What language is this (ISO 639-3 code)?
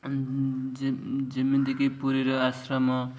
ori